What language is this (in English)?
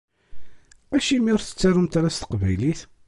Kabyle